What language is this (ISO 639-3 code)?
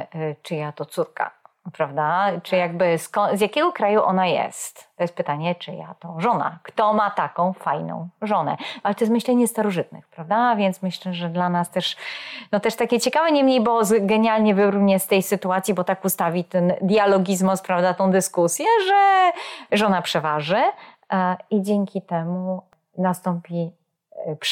pol